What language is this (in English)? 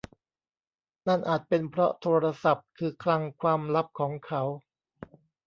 Thai